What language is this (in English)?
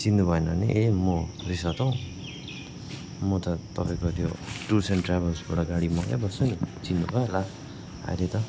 Nepali